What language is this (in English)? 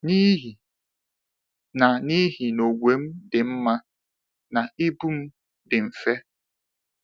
Igbo